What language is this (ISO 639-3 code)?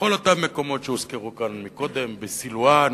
heb